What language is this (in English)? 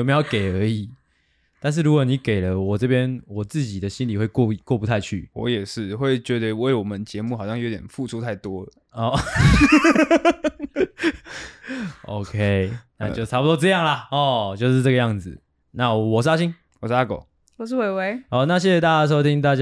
Chinese